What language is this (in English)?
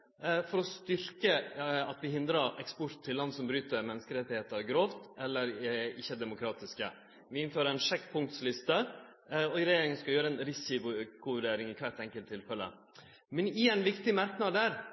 Norwegian Nynorsk